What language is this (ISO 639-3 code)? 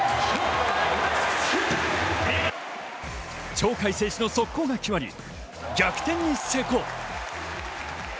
jpn